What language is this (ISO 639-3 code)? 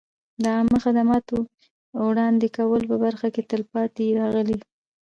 pus